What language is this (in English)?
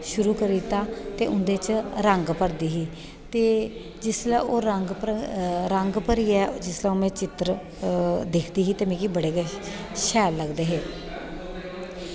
Dogri